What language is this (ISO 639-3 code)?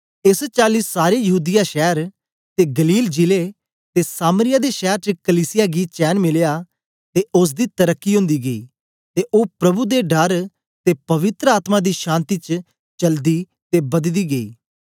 doi